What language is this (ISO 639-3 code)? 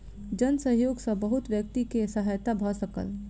mai